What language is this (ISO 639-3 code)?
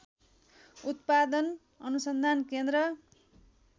nep